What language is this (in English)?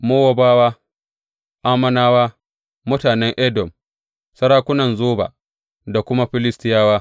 Hausa